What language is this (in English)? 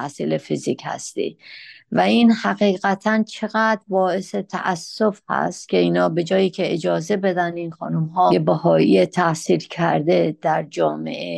Persian